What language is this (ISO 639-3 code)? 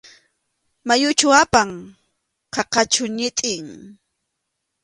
qxu